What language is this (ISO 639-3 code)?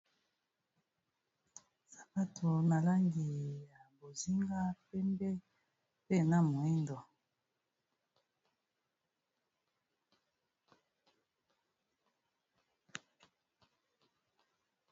lin